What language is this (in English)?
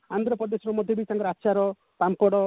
Odia